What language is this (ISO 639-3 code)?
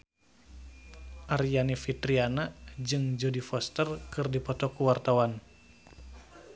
sun